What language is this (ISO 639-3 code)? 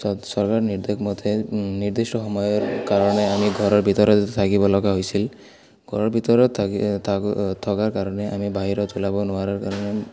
asm